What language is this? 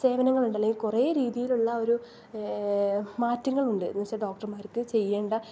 Malayalam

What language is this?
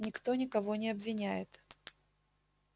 Russian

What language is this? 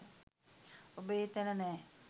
Sinhala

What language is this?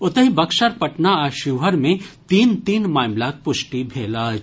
Maithili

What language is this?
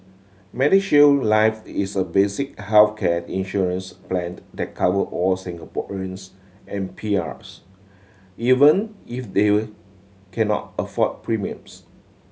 English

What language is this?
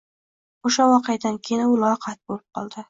Uzbek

